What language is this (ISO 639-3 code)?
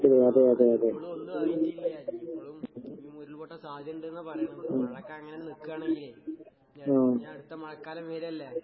mal